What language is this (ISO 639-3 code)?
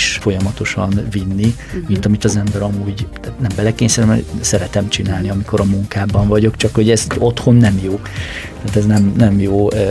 hun